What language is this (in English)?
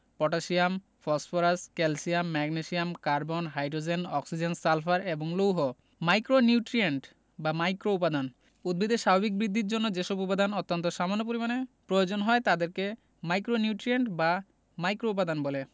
Bangla